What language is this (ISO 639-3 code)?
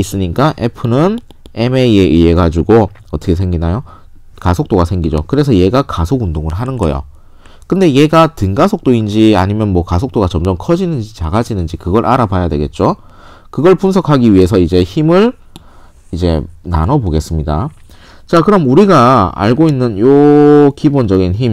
kor